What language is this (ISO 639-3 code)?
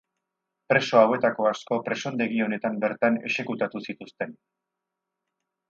eus